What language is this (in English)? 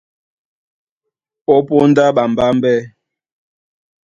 Duala